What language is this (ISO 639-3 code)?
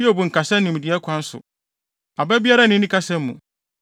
aka